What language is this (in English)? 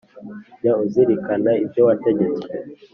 Kinyarwanda